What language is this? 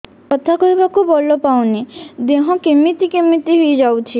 Odia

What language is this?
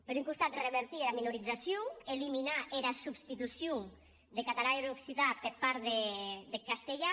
Catalan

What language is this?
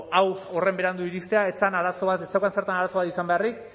Basque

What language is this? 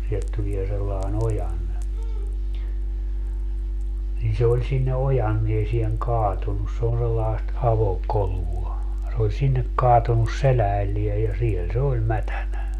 Finnish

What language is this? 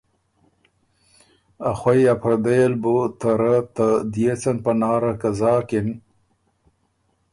Ormuri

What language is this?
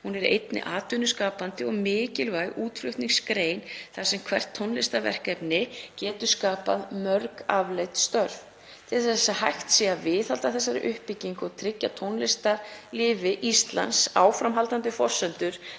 Icelandic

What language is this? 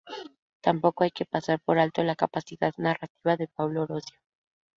Spanish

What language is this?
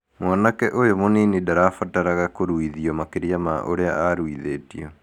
Kikuyu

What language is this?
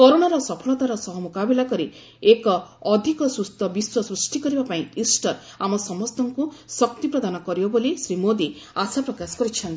Odia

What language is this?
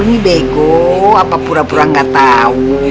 Indonesian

